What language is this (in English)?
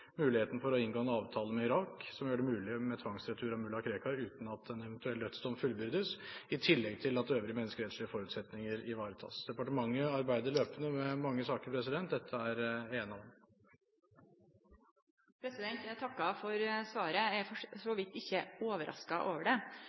Norwegian